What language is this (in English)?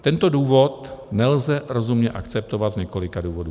Czech